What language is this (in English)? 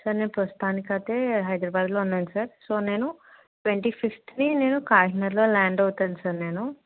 Telugu